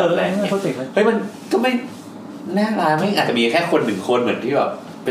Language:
Thai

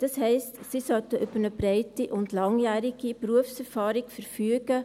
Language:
Swiss German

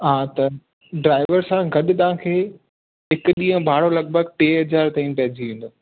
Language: Sindhi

